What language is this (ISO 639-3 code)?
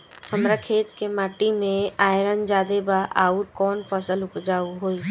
bho